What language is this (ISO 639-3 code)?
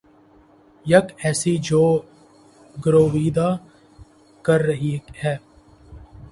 urd